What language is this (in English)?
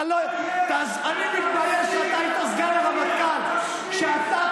Hebrew